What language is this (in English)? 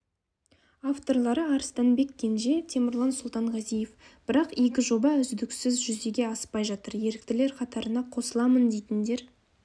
Kazakh